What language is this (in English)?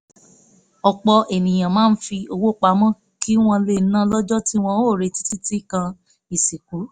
Yoruba